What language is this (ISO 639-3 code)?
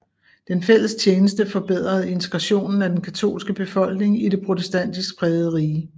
dan